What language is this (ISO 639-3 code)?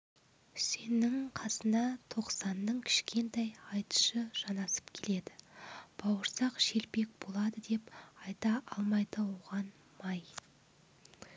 kaz